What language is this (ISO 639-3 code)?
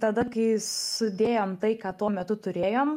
lit